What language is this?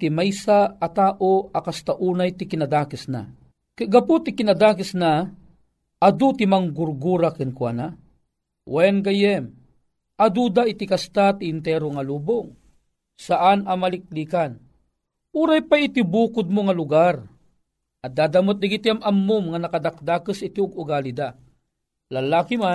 Filipino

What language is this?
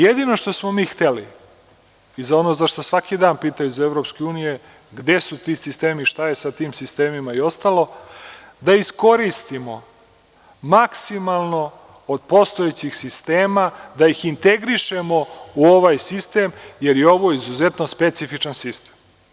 Serbian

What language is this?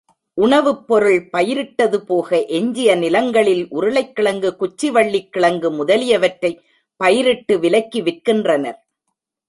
Tamil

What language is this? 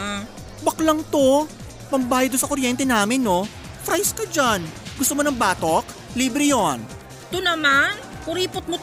Filipino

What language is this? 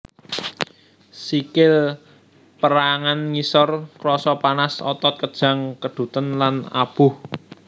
Javanese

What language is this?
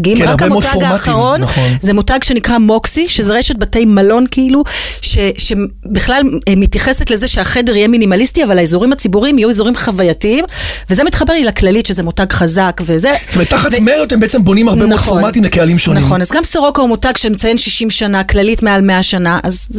Hebrew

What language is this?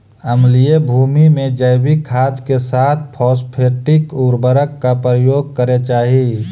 Magahi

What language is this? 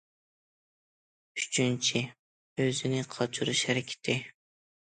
Uyghur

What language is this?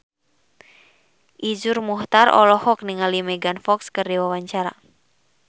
Sundanese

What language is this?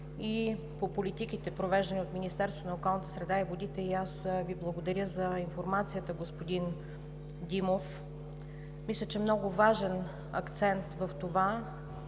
Bulgarian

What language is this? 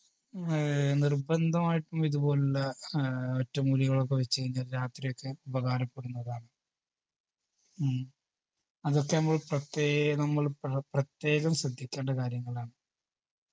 Malayalam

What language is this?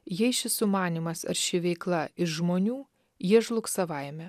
Lithuanian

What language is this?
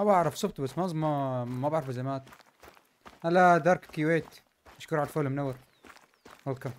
Arabic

